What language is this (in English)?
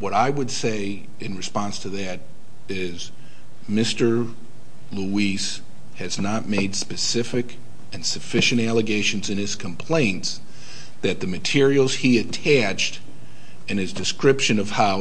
English